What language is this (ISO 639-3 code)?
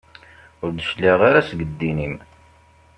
kab